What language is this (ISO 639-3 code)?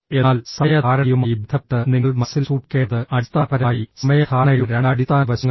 mal